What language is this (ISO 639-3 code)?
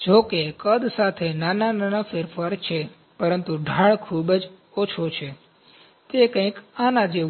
guj